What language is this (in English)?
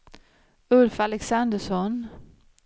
Swedish